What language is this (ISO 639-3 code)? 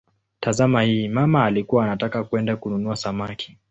swa